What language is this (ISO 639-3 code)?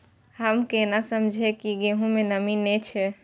mai